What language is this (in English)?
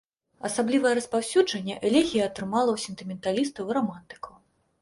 Belarusian